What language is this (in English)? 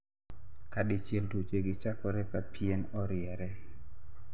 Luo (Kenya and Tanzania)